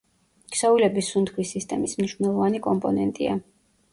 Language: Georgian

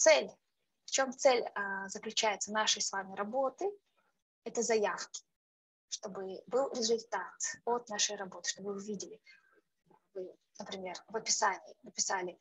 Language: Russian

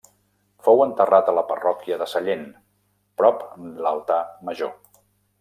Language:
Catalan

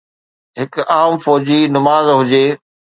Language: Sindhi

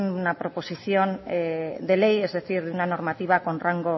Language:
Spanish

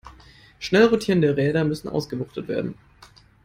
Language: German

